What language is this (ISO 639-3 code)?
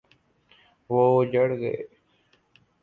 urd